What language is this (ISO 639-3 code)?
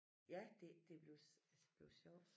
dan